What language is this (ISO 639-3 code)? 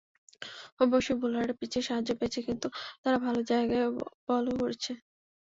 ben